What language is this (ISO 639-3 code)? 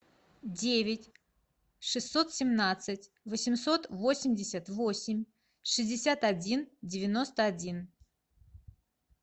rus